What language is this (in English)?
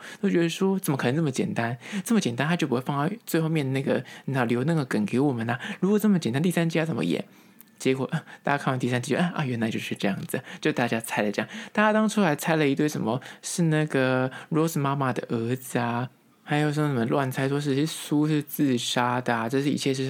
Chinese